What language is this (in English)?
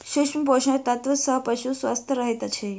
Maithili